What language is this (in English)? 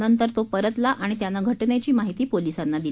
Marathi